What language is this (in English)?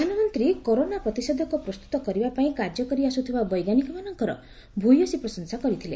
Odia